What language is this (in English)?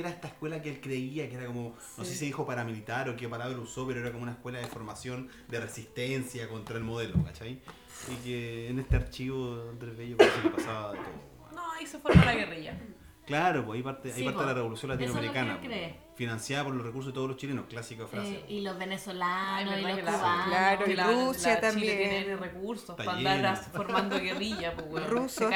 Spanish